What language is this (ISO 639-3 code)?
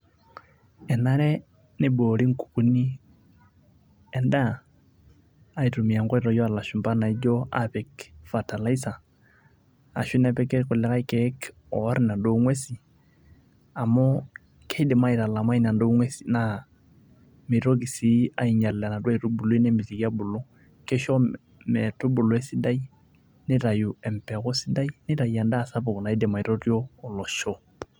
mas